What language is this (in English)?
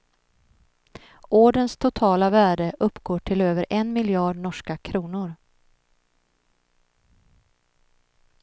Swedish